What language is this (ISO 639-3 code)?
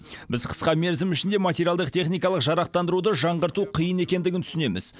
kaz